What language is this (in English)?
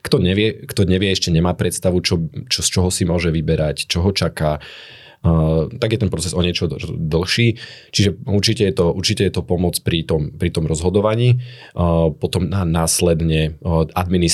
Slovak